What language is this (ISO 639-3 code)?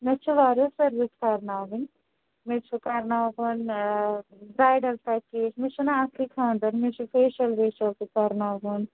kas